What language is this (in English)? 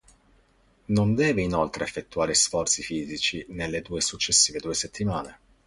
Italian